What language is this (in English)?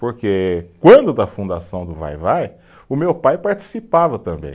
Portuguese